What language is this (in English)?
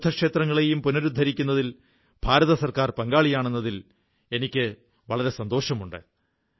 Malayalam